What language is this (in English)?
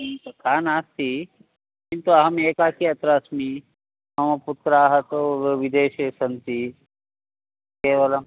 Sanskrit